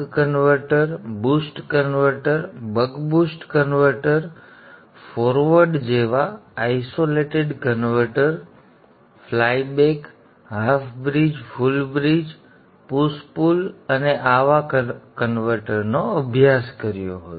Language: Gujarati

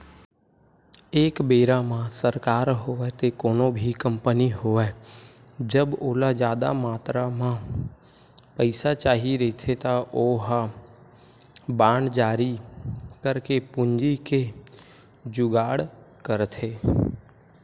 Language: Chhattisgarhi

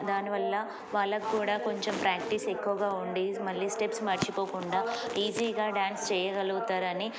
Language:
Telugu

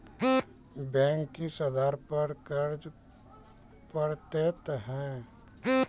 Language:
Maithili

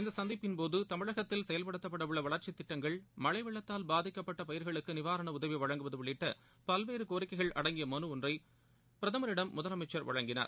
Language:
Tamil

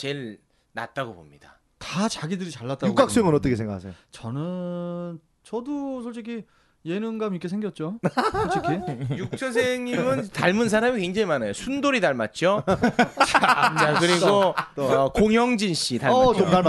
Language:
Korean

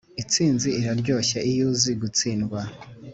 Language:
Kinyarwanda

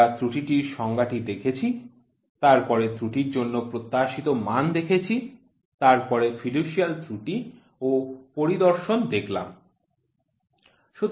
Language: Bangla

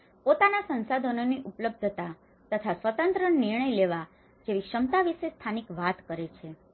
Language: Gujarati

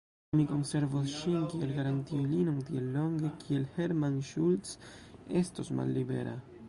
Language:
Esperanto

